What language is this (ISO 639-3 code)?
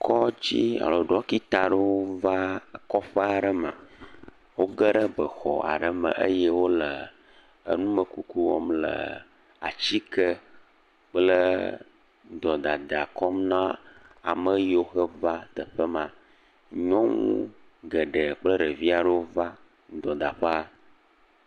ewe